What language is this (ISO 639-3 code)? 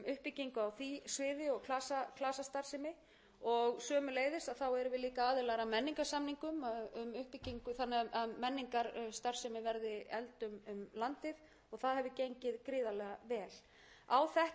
isl